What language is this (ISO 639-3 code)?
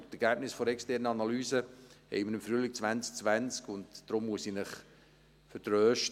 gsw